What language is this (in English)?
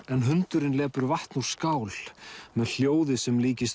Icelandic